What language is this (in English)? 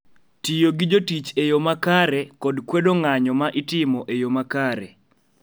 Luo (Kenya and Tanzania)